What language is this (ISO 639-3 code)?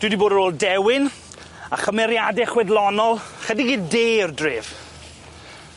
cym